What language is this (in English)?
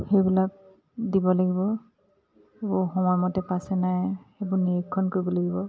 Assamese